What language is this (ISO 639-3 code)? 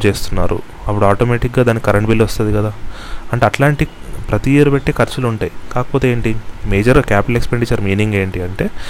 tel